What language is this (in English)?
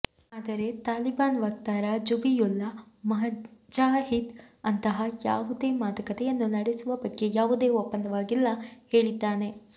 Kannada